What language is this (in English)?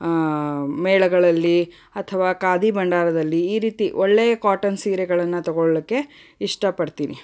Kannada